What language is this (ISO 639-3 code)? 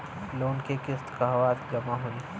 bho